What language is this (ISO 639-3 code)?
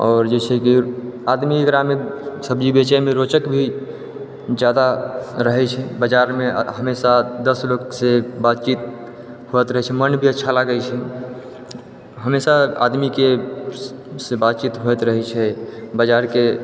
mai